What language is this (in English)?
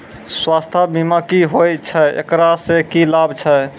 Maithili